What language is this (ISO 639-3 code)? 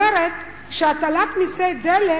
heb